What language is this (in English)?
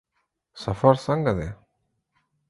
Pashto